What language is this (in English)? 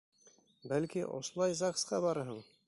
Bashkir